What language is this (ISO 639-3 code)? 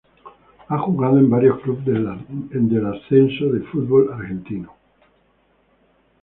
spa